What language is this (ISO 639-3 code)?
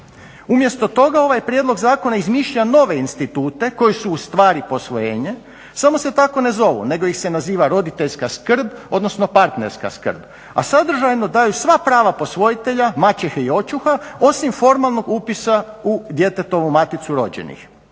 hrv